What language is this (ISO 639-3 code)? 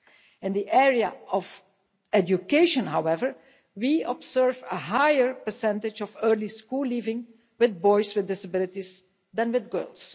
eng